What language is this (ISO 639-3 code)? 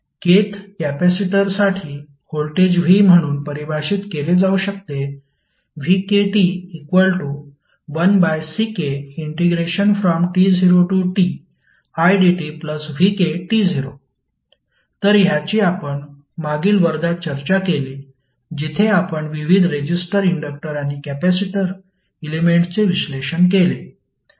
mar